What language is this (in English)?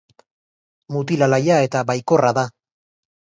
Basque